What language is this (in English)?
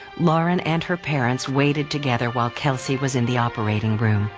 English